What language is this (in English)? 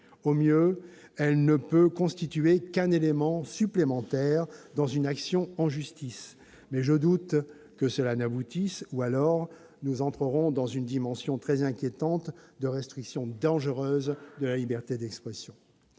French